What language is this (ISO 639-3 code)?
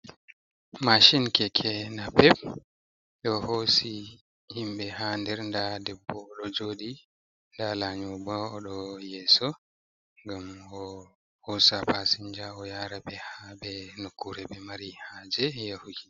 ful